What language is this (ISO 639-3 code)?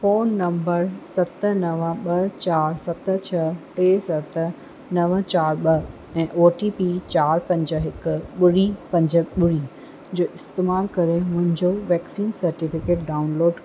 snd